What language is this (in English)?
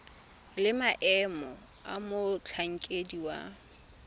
Tswana